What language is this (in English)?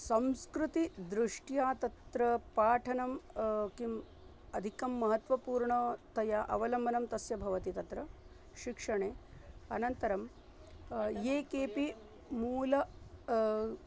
Sanskrit